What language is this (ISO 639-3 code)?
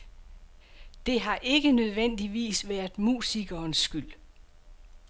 dan